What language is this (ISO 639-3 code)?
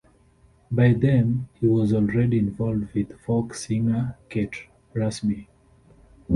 eng